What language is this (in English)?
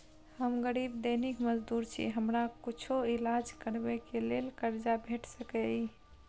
Maithili